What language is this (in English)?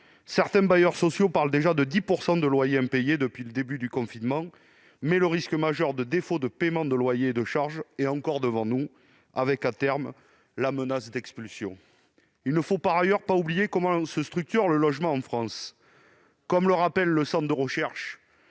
French